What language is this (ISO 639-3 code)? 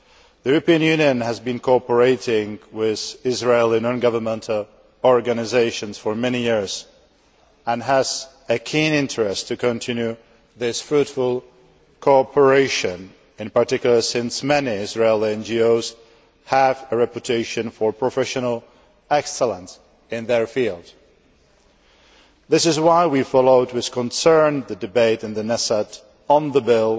eng